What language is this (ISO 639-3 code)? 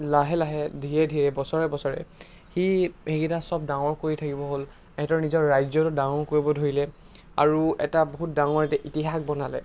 asm